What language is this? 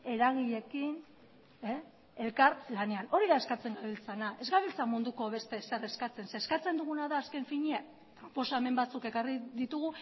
Basque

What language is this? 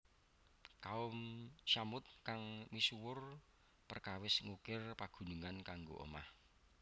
Javanese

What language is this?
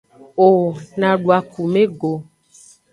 Aja (Benin)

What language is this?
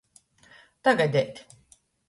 Latgalian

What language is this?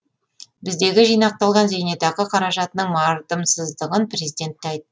Kazakh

